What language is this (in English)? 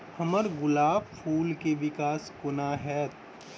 Maithili